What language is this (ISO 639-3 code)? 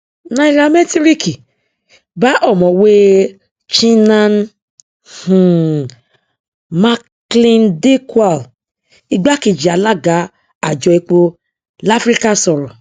yor